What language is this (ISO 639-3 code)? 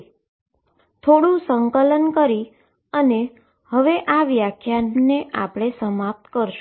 guj